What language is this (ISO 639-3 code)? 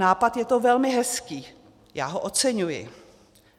ces